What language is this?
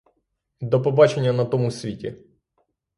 Ukrainian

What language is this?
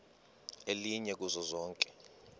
Xhosa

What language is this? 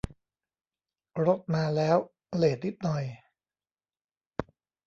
Thai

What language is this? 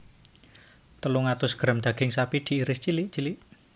Javanese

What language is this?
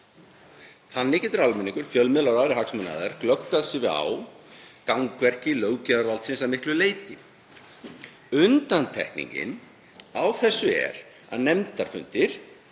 Icelandic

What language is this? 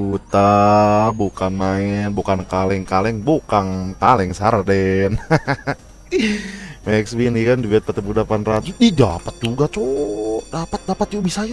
Indonesian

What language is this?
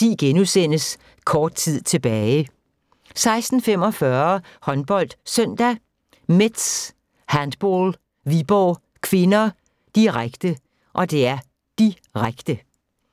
Danish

